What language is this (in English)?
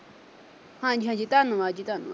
Punjabi